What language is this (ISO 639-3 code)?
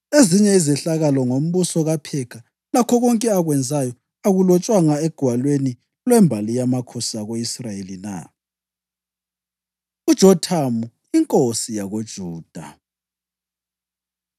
nde